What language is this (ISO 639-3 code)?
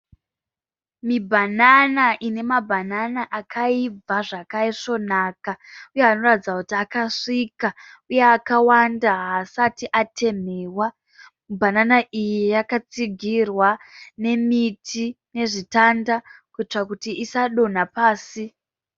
sna